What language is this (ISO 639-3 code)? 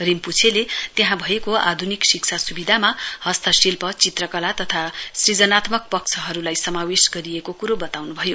nep